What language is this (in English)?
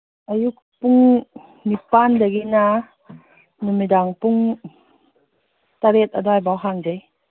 Manipuri